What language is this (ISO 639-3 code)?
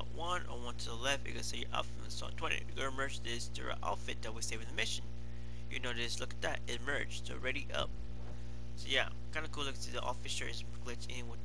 eng